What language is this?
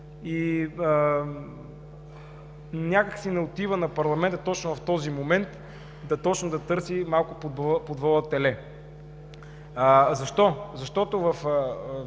Bulgarian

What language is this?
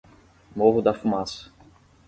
Portuguese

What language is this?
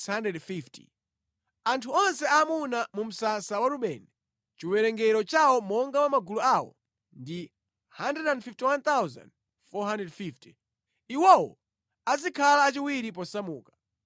Nyanja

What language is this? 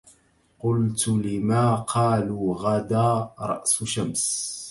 Arabic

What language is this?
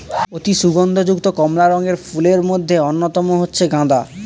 Bangla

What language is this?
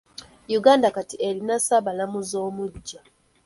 Ganda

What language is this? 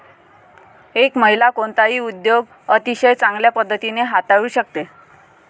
Marathi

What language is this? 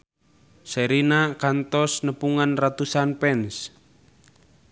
Sundanese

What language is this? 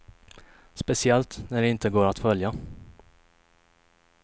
Swedish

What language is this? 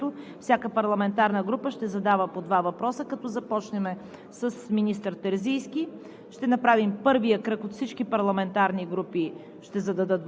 Bulgarian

